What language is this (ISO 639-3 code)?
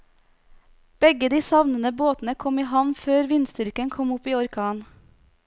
nor